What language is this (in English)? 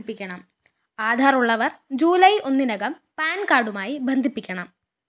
Malayalam